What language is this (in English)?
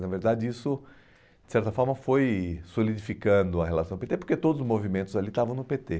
Portuguese